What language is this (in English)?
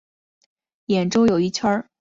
Chinese